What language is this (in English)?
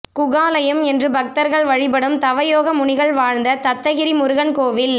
Tamil